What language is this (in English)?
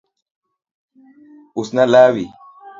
Luo (Kenya and Tanzania)